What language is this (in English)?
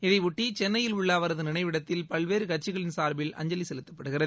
Tamil